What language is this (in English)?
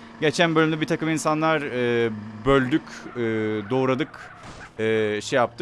Turkish